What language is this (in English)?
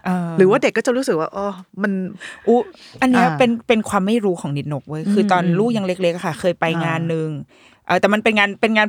Thai